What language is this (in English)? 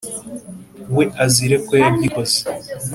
Kinyarwanda